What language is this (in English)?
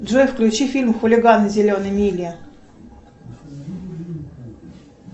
Russian